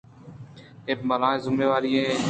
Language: Eastern Balochi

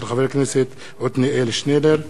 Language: Hebrew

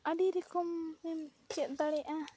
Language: Santali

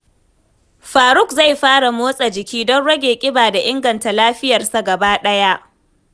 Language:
Hausa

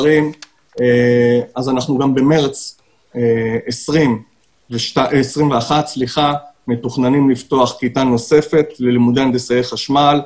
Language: Hebrew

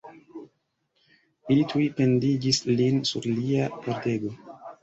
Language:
Esperanto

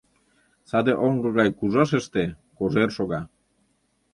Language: Mari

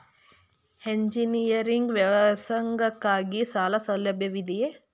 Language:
Kannada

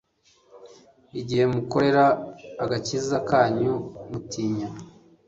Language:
Kinyarwanda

